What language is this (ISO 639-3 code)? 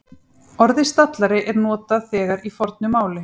isl